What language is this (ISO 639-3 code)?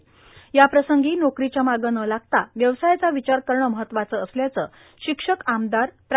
mar